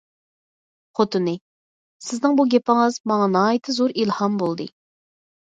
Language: Uyghur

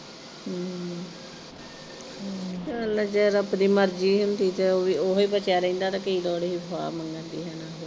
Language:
Punjabi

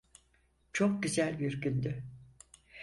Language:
Turkish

